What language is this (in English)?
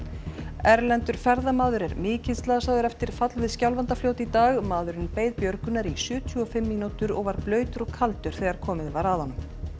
Icelandic